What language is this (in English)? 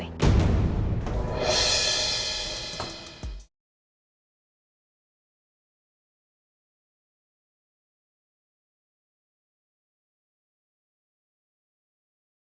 Indonesian